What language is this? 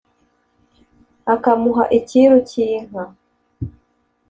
Kinyarwanda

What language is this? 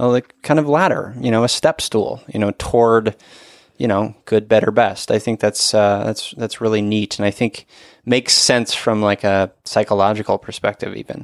English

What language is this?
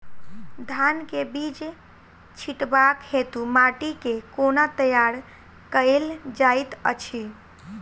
Maithili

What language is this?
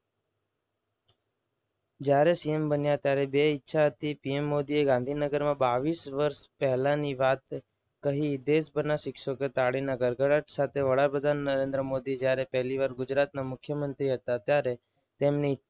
Gujarati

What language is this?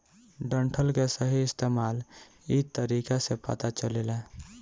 Bhojpuri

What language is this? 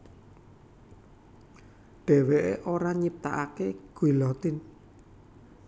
Javanese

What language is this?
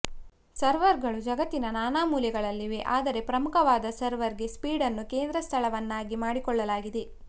Kannada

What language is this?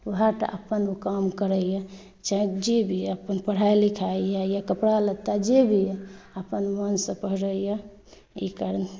Maithili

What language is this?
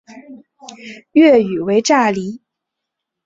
Chinese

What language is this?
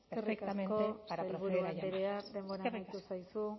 Basque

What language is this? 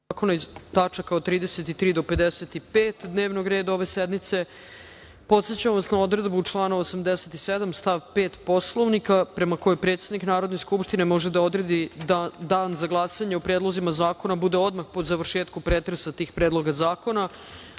Serbian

